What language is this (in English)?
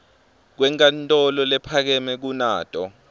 Swati